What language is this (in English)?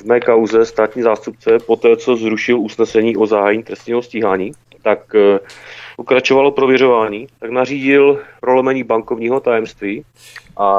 Czech